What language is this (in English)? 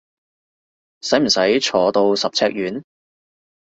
Cantonese